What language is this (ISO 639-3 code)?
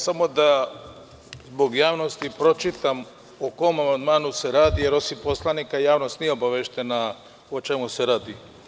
srp